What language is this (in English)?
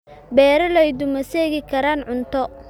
Somali